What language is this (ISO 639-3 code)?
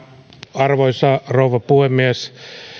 fin